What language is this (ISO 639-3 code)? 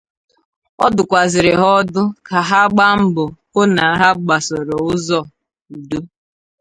ibo